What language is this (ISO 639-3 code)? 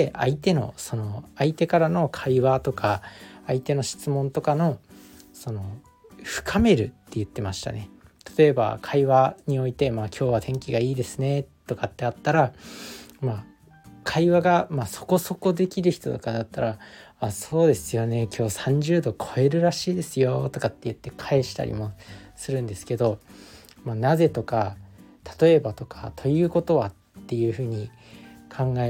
jpn